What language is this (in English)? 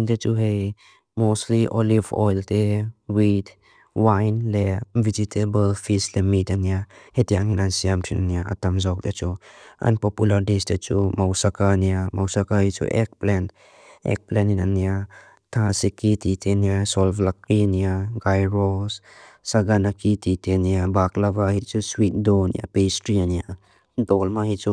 Mizo